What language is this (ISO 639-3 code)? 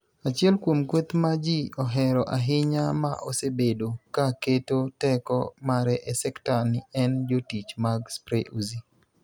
luo